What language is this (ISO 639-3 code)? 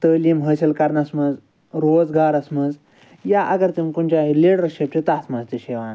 kas